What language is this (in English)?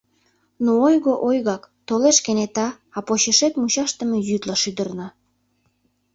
Mari